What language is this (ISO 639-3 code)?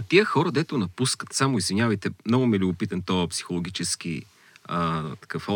bul